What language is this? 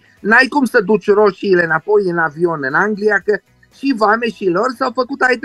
Romanian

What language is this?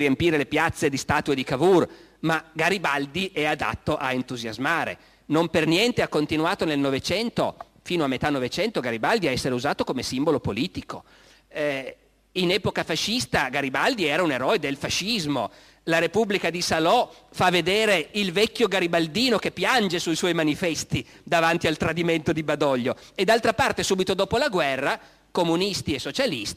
Italian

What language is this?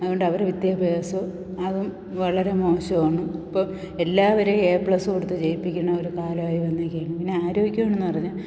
Malayalam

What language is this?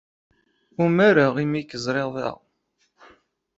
Kabyle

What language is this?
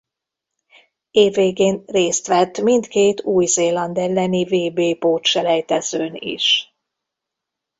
Hungarian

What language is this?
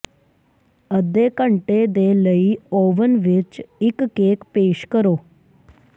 Punjabi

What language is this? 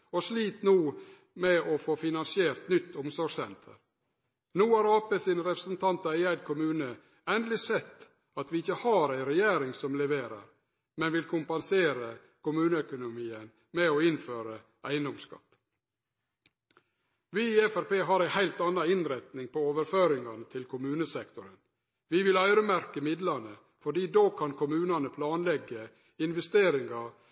Norwegian Nynorsk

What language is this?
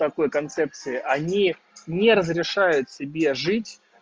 Russian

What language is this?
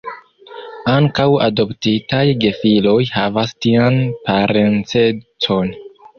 Esperanto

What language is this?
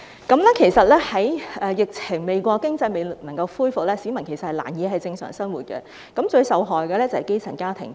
Cantonese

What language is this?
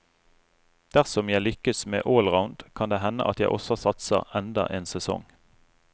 Norwegian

